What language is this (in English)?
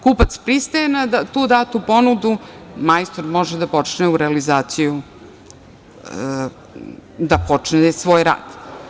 Serbian